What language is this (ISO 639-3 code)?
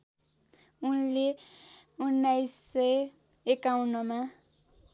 nep